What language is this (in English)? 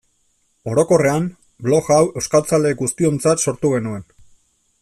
Basque